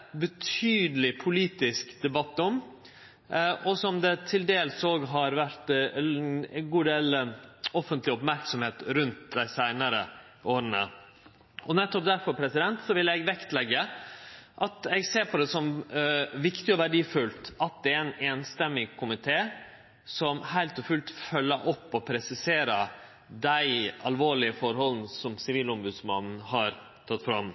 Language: Norwegian Nynorsk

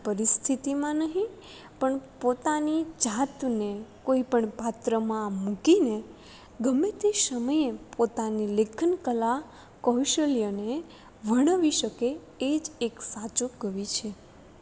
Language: Gujarati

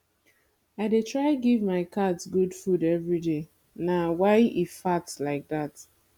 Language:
Nigerian Pidgin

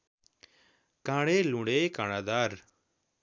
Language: Nepali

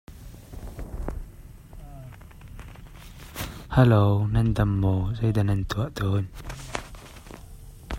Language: Hakha Chin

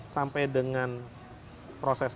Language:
Indonesian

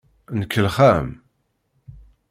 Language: Kabyle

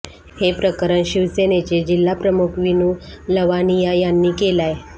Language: Marathi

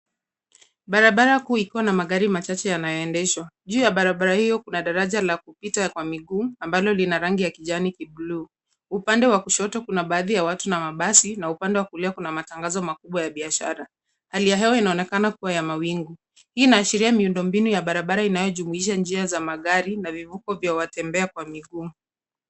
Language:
Swahili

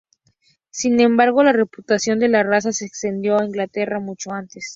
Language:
Spanish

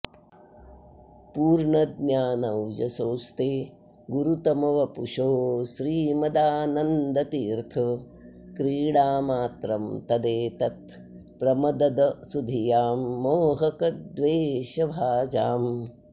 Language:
Sanskrit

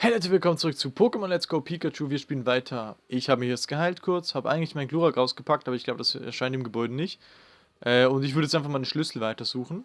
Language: German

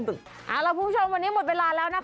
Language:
Thai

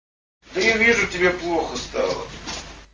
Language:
Russian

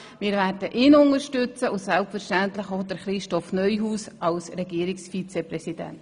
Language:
Swiss German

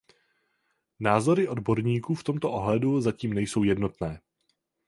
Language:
Czech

